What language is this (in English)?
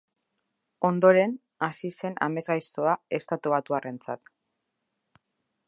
Basque